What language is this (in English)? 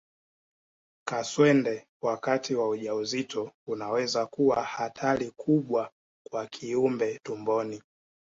Swahili